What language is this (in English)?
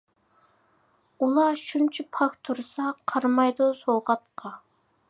Uyghur